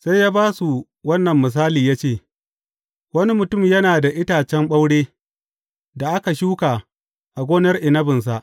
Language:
Hausa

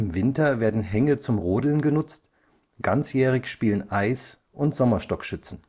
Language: German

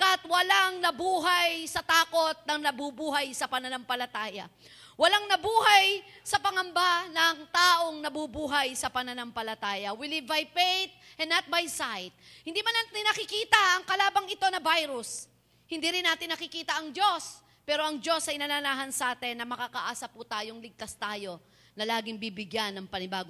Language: Filipino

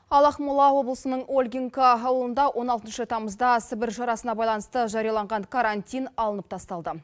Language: Kazakh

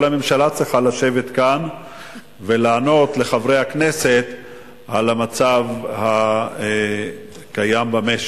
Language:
Hebrew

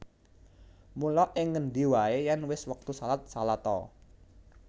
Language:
Javanese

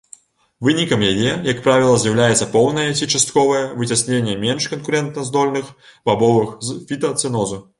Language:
Belarusian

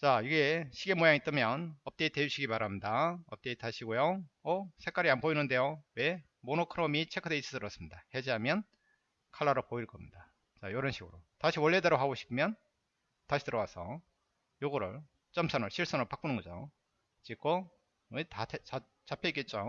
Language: Korean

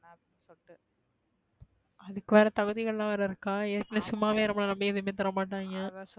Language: Tamil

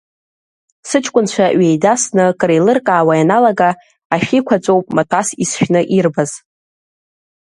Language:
Abkhazian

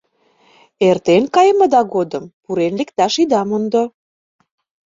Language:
Mari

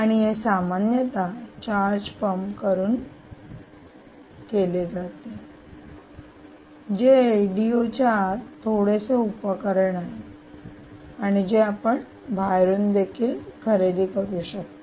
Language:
Marathi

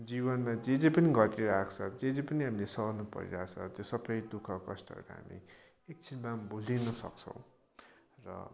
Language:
Nepali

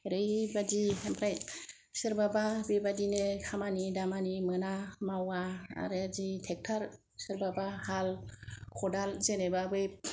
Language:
Bodo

